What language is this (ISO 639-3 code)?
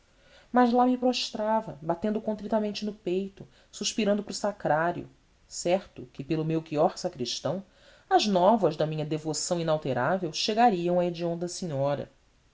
por